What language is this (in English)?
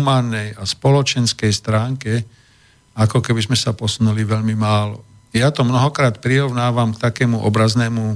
Slovak